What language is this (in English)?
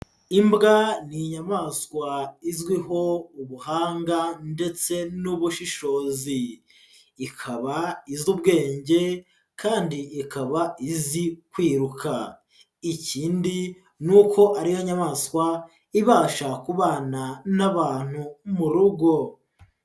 Kinyarwanda